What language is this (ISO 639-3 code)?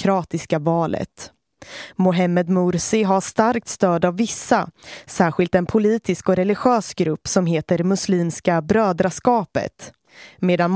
swe